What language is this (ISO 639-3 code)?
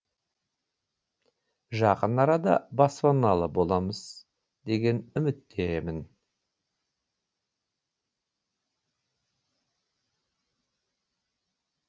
kaz